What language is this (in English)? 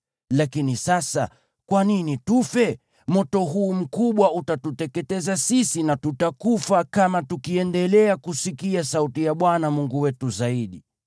Swahili